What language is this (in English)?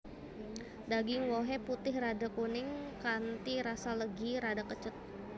Javanese